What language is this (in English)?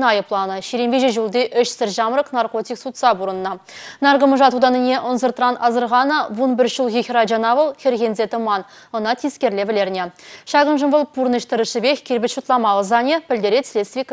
Russian